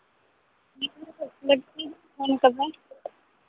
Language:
Santali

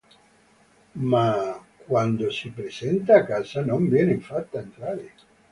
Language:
Italian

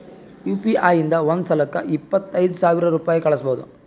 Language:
Kannada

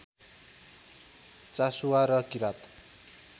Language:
Nepali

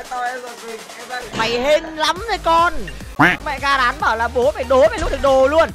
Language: Vietnamese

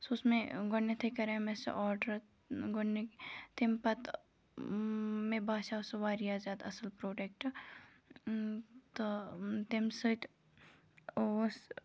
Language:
Kashmiri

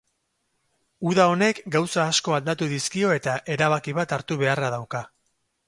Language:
Basque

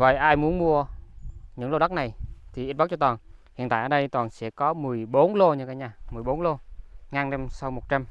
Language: Vietnamese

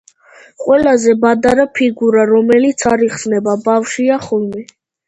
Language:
Georgian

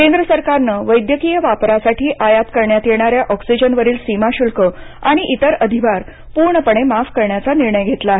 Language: Marathi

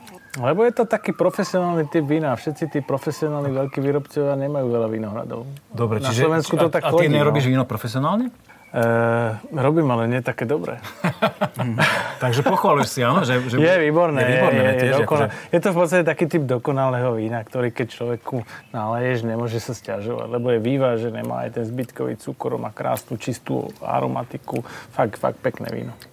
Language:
Slovak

